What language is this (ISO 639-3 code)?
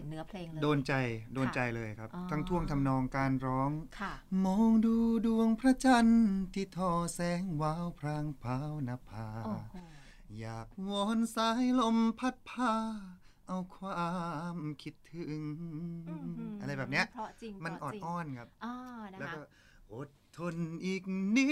tha